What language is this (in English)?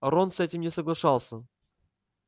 Russian